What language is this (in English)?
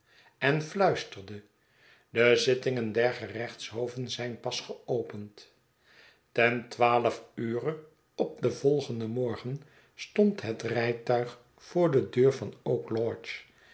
Dutch